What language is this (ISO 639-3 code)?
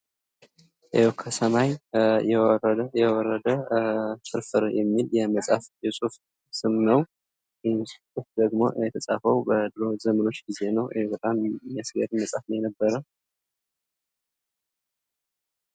amh